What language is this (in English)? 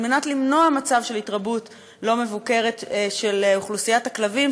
Hebrew